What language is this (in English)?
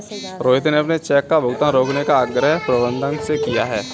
Hindi